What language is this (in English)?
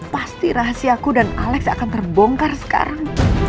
Indonesian